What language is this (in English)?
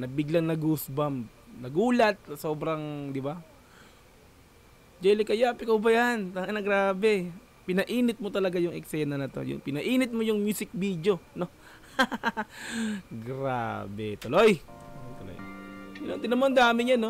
Filipino